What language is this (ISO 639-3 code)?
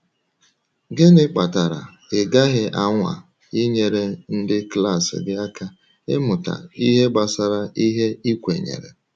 ibo